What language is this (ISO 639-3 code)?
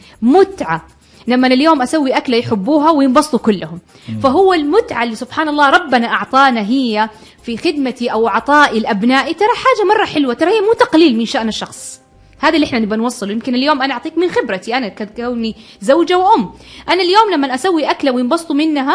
ara